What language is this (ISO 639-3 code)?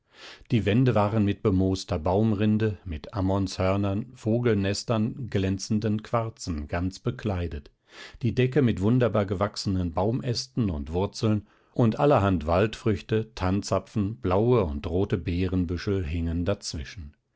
deu